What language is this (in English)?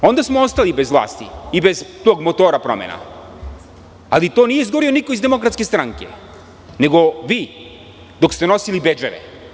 Serbian